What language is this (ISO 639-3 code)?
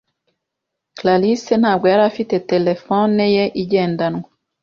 kin